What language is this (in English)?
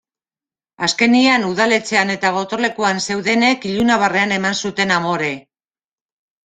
Basque